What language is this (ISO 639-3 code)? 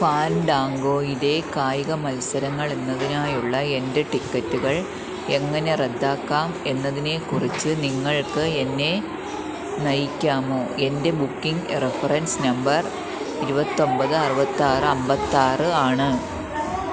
mal